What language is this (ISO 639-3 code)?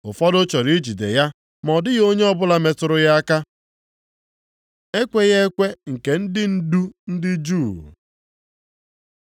ibo